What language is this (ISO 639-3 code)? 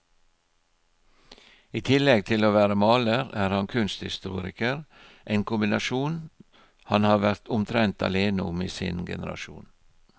nor